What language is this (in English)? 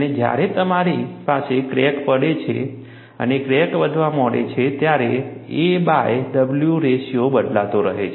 Gujarati